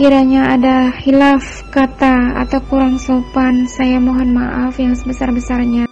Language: Indonesian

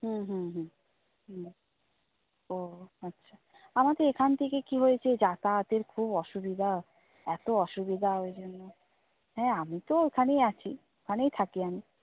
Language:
Bangla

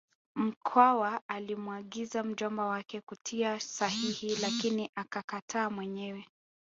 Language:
Swahili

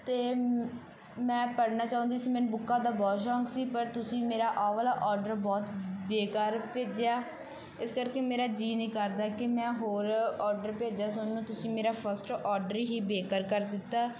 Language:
Punjabi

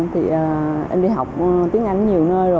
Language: Vietnamese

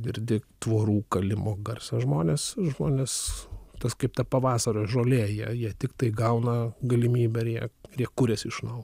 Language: Lithuanian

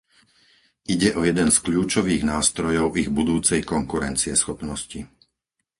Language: Slovak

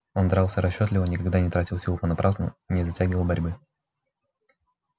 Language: Russian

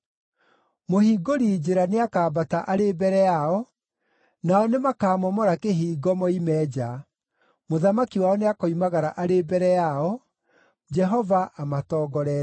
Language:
Kikuyu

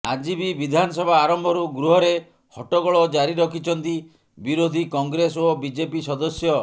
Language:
Odia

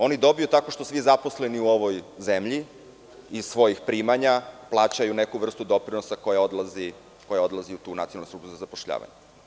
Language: Serbian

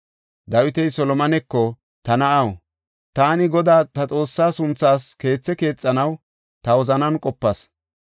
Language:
Gofa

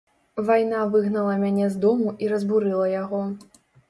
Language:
Belarusian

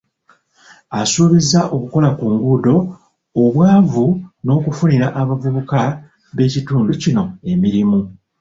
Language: Ganda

